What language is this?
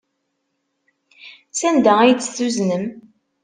Kabyle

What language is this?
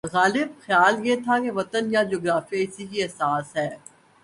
Urdu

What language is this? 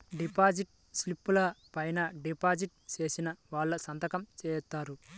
Telugu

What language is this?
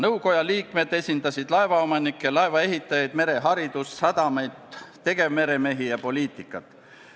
Estonian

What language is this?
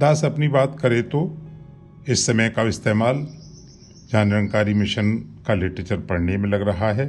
Hindi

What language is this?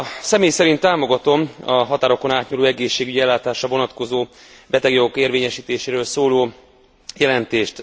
Hungarian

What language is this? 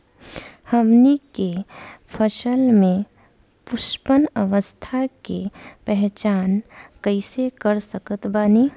Bhojpuri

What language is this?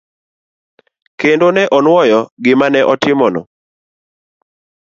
Luo (Kenya and Tanzania)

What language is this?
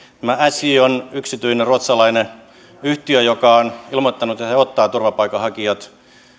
Finnish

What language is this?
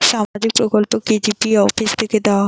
Bangla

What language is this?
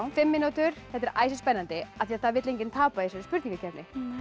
Icelandic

